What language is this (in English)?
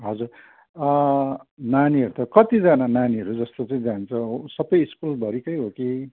Nepali